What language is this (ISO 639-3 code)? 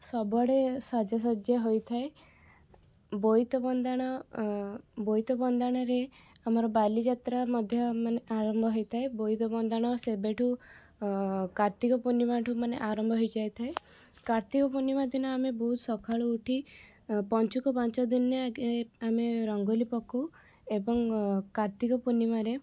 ori